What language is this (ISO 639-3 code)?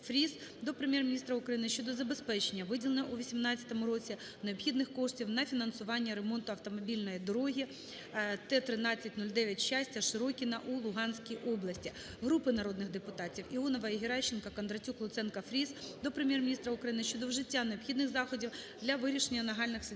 ukr